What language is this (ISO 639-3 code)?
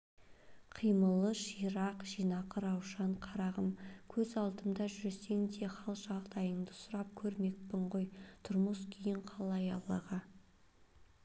kaz